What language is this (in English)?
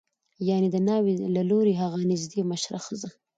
Pashto